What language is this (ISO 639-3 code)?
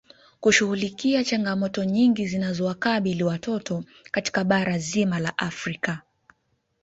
swa